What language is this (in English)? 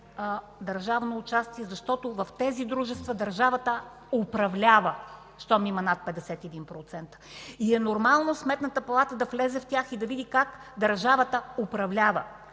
Bulgarian